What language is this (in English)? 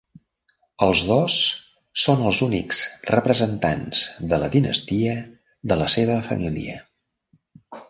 Catalan